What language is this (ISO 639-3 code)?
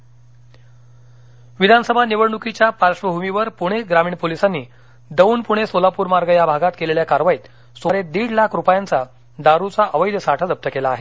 mar